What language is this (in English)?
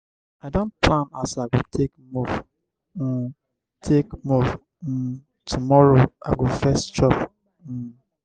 Nigerian Pidgin